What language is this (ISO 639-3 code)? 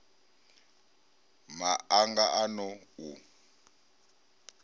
ven